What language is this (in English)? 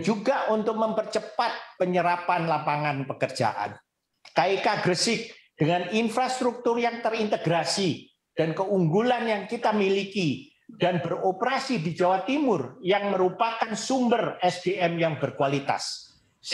Indonesian